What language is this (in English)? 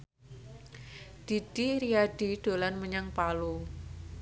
Javanese